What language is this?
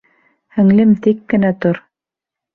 Bashkir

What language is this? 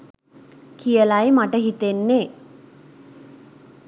Sinhala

